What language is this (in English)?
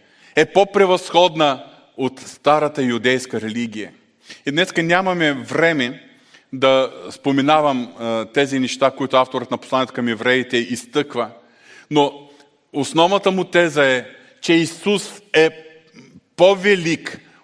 Bulgarian